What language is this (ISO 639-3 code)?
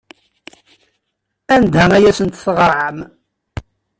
kab